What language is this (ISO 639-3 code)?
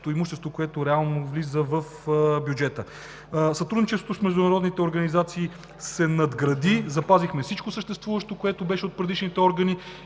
bul